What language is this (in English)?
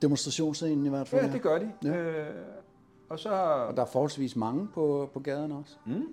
Danish